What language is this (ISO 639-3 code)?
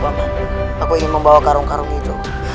ind